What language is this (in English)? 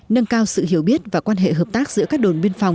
Vietnamese